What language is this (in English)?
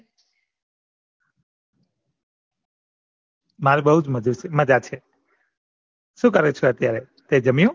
Gujarati